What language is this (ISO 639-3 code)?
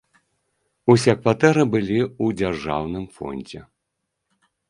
bel